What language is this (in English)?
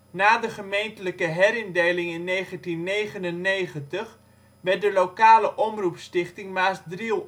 Dutch